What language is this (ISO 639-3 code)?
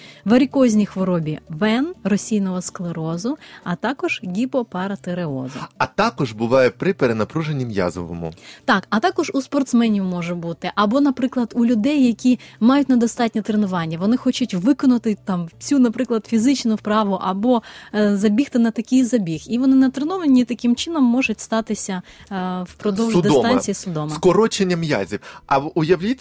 ukr